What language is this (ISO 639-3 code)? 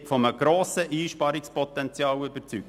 gsw